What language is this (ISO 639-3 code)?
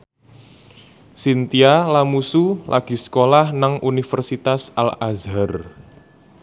jav